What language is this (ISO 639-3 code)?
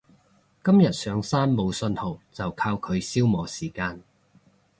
yue